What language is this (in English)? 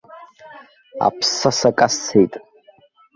Abkhazian